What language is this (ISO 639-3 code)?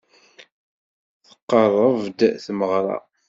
kab